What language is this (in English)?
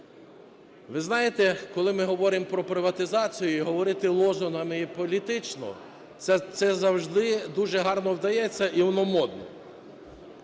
Ukrainian